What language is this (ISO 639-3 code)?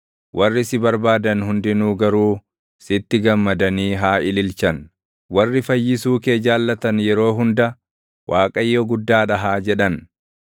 orm